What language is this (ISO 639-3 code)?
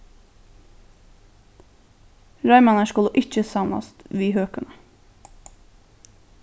fao